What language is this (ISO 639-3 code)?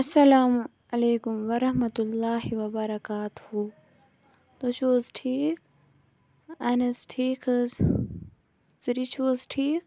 kas